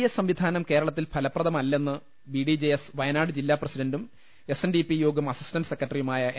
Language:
Malayalam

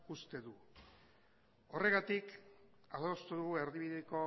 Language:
Basque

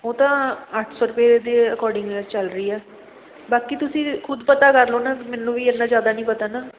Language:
Punjabi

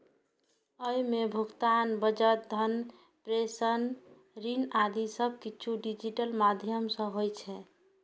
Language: Maithili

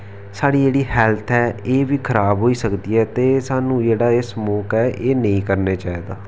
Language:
Dogri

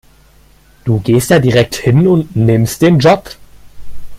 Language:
German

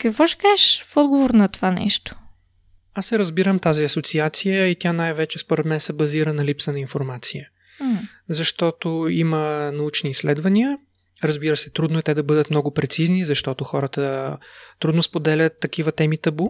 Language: Bulgarian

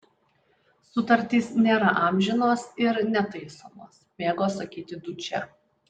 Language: Lithuanian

